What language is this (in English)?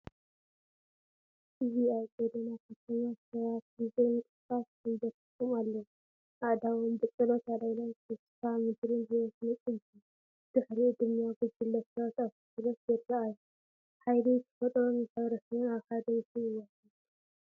Tigrinya